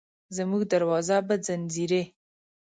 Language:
Pashto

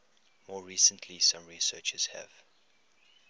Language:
English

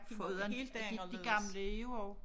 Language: Danish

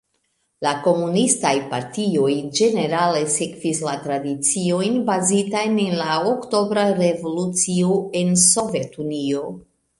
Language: Esperanto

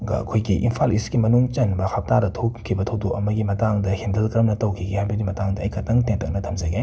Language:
Manipuri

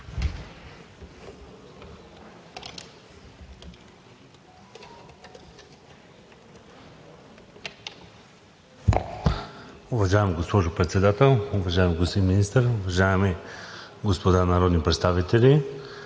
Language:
Bulgarian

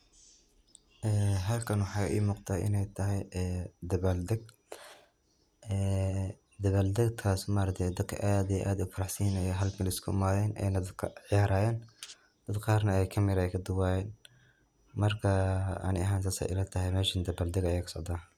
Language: Somali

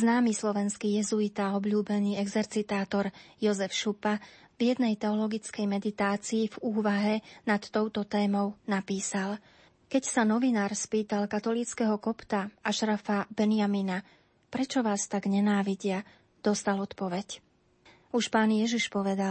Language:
Slovak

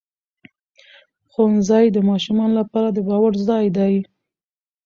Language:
Pashto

